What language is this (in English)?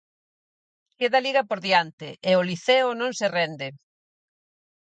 Galician